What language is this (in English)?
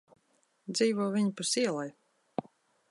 Latvian